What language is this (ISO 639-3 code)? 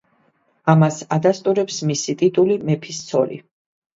kat